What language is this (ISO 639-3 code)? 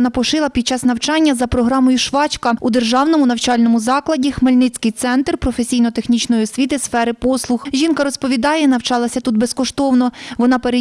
ukr